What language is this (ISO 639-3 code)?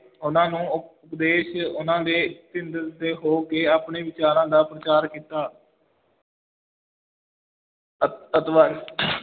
pan